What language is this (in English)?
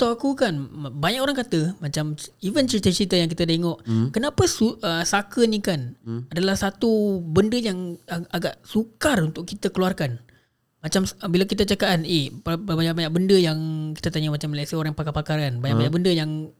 Malay